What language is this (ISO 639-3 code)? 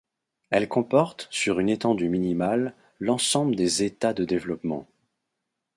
fra